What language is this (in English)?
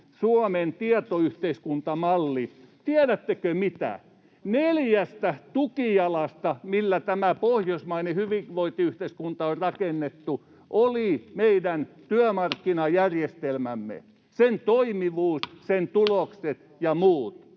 Finnish